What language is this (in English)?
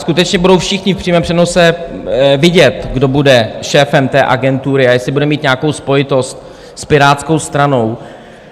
Czech